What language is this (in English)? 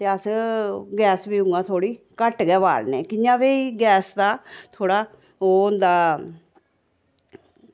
Dogri